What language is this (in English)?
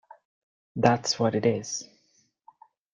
English